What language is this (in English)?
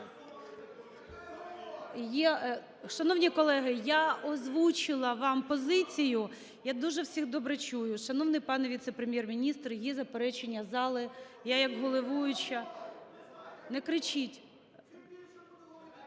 Ukrainian